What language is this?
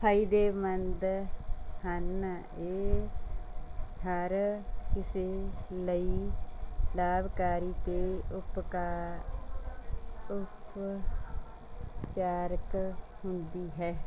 Punjabi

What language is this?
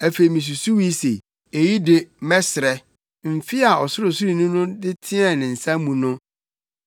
Akan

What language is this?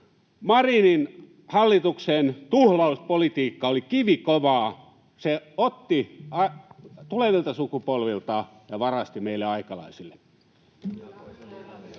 Finnish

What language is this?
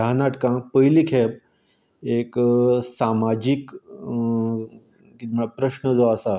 Konkani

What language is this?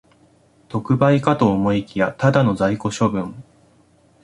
Japanese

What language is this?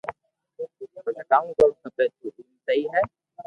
Loarki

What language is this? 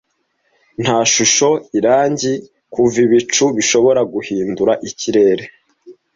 Kinyarwanda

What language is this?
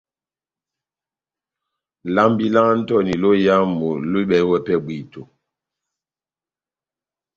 Batanga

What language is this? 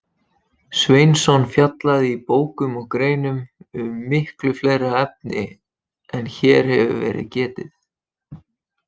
Icelandic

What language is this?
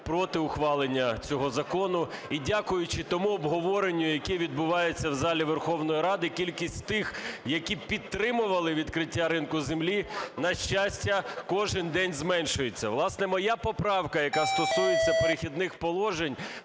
Ukrainian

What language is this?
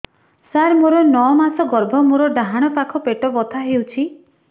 Odia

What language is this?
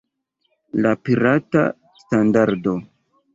Esperanto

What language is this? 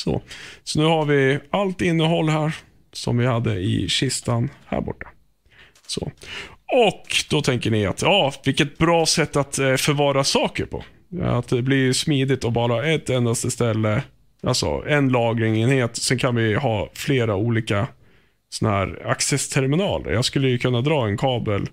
Swedish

